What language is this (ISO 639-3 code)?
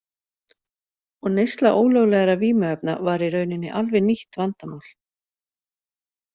isl